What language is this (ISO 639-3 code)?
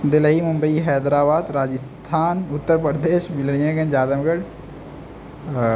urd